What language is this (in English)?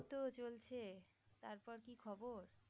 Bangla